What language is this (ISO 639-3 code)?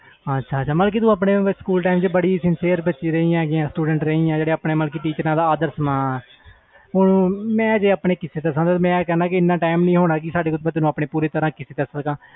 pan